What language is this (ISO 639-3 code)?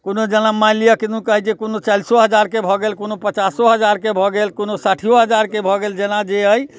mai